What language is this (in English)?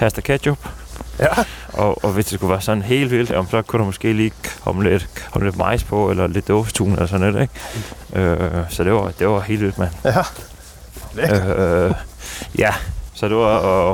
Danish